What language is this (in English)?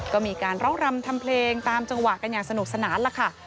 Thai